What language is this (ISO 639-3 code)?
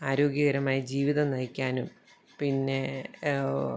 mal